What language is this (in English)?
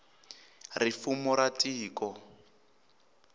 Tsonga